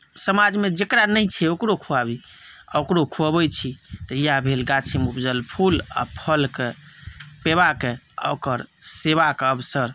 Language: Maithili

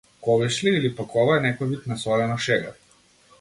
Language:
Macedonian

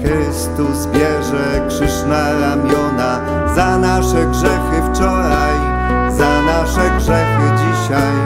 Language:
Polish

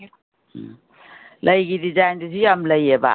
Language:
Manipuri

